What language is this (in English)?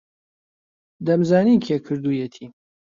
Central Kurdish